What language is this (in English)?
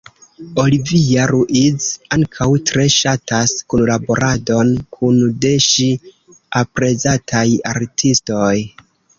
Esperanto